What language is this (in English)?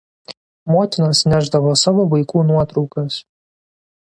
Lithuanian